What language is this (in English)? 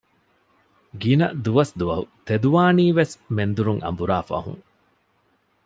Divehi